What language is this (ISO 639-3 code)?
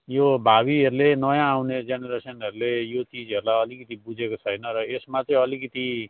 nep